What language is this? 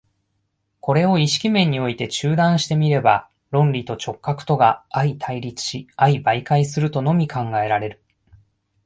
Japanese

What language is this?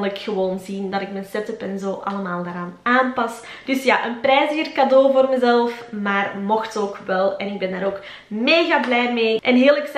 Dutch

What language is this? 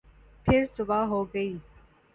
Urdu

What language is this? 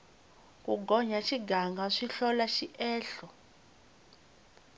Tsonga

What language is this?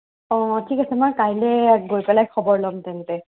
Assamese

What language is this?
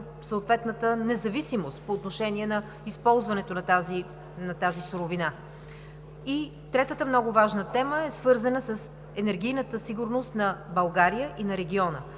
Bulgarian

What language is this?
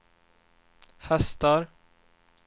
Swedish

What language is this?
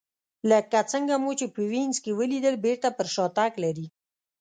Pashto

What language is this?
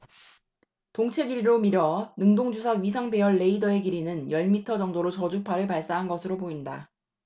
Korean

